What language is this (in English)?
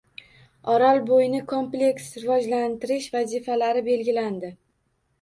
Uzbek